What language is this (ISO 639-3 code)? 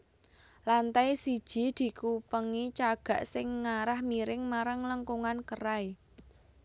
jav